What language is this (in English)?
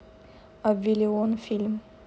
Russian